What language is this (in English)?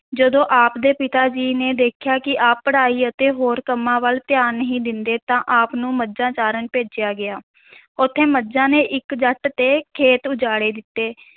Punjabi